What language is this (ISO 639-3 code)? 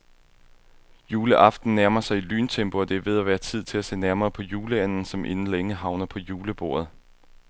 dan